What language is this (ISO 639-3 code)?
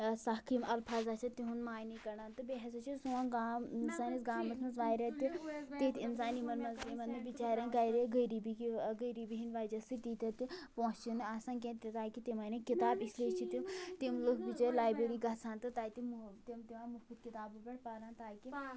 kas